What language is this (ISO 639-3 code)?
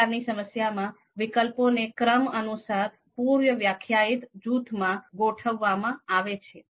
guj